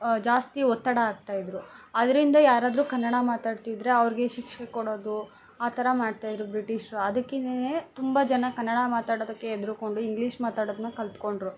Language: Kannada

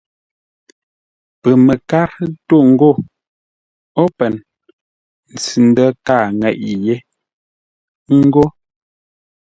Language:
Ngombale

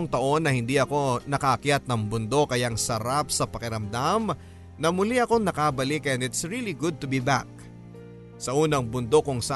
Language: Filipino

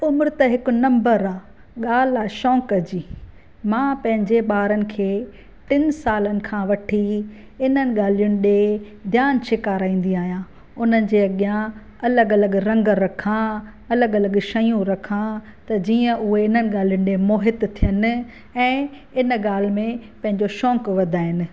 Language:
Sindhi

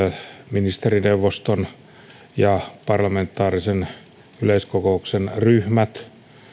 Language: Finnish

